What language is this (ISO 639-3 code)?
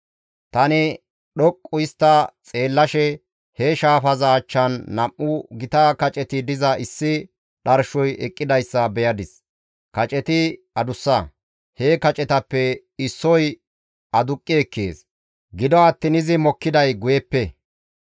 gmv